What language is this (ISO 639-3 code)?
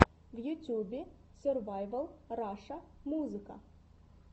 rus